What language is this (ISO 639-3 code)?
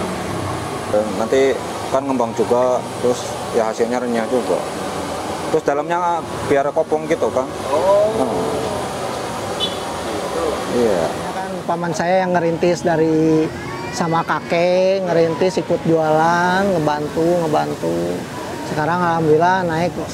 ind